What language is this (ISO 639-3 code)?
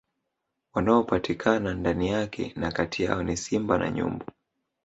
swa